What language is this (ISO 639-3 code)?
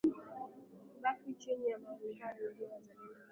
swa